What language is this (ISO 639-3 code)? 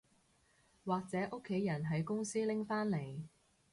yue